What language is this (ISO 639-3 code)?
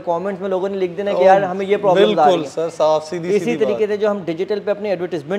hin